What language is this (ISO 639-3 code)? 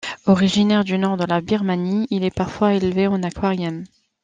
fra